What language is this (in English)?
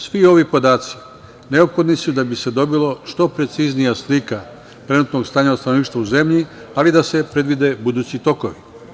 Serbian